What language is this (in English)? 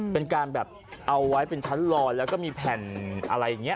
Thai